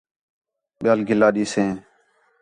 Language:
Khetrani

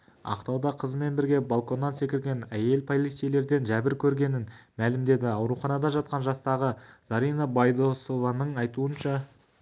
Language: Kazakh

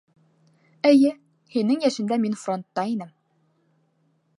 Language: Bashkir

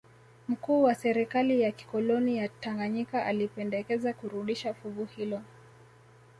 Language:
Swahili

